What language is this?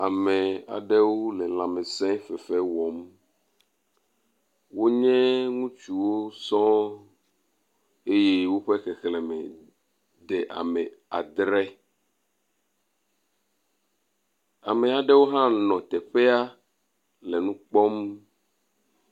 Ewe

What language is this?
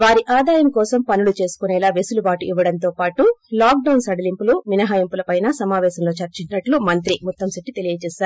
Telugu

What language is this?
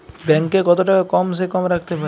Bangla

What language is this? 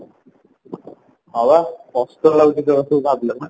Odia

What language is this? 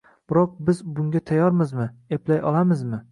Uzbek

